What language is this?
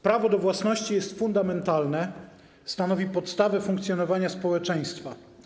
Polish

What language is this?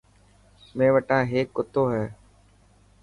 Dhatki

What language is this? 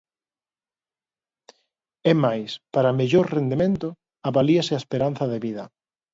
Galician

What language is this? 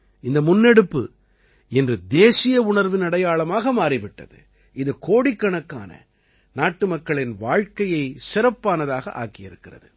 Tamil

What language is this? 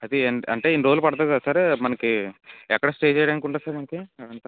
Telugu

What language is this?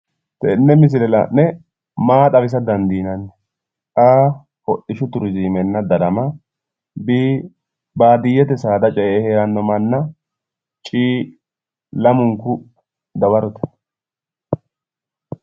Sidamo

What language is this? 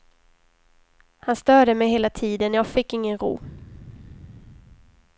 Swedish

